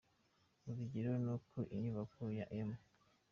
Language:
Kinyarwanda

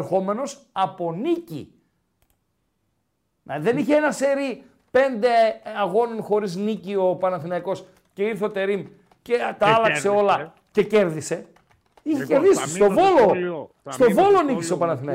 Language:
Greek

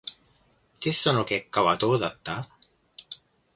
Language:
Japanese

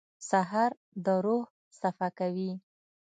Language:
Pashto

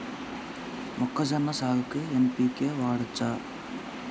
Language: Telugu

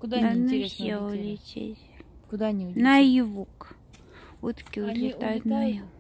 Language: Russian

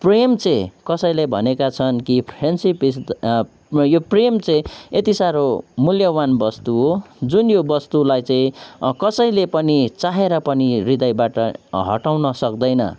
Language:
Nepali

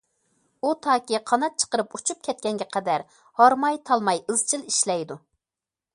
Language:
Uyghur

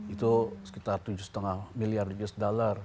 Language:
Indonesian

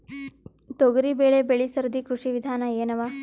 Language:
Kannada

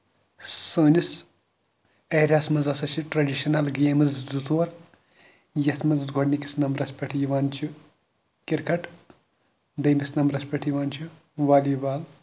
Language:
Kashmiri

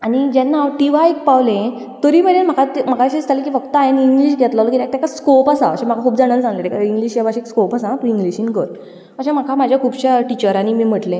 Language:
Konkani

